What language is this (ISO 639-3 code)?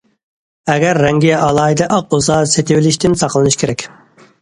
uig